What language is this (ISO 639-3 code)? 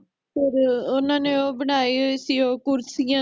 pan